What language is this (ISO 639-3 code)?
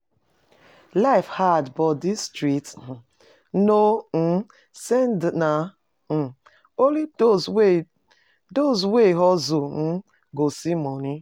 pcm